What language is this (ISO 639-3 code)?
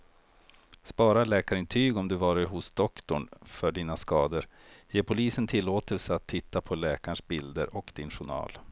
swe